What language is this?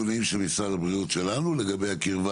Hebrew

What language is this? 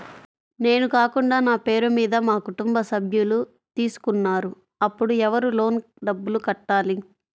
Telugu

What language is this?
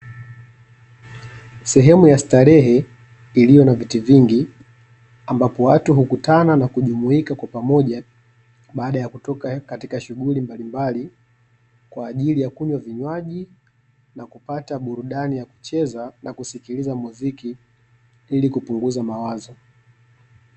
Swahili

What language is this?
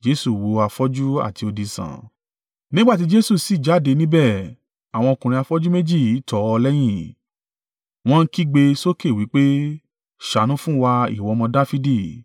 Yoruba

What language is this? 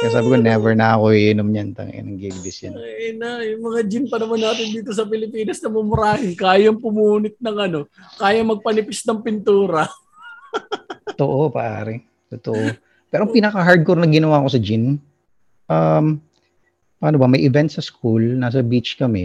Filipino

